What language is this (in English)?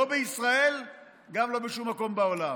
Hebrew